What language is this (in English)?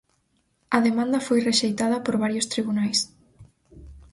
Galician